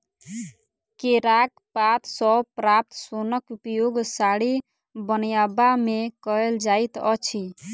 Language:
Maithili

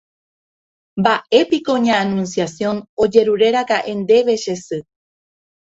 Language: Guarani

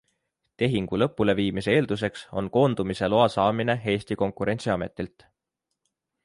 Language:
Estonian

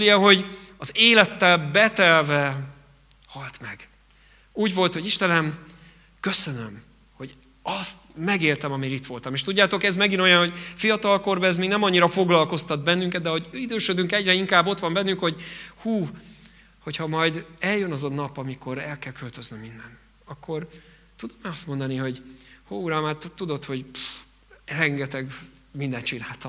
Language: Hungarian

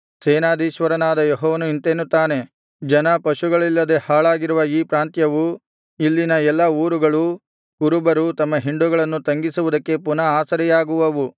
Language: Kannada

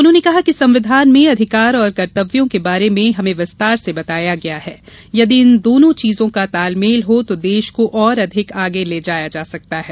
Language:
Hindi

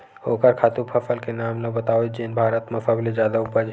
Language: Chhattisgarhi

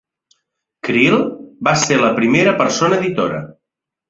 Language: Catalan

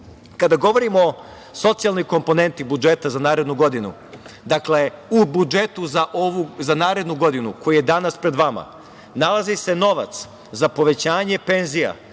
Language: Serbian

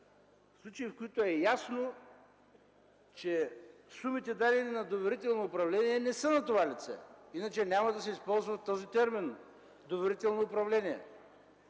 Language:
Bulgarian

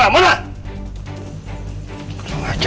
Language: Indonesian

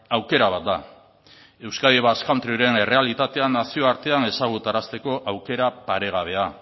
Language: Basque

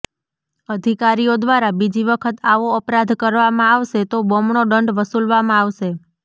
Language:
Gujarati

